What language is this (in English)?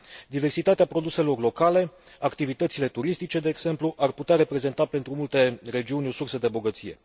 Romanian